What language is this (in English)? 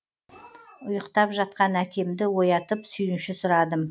Kazakh